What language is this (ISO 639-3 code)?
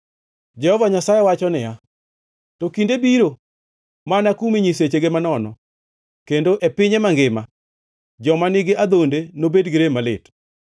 luo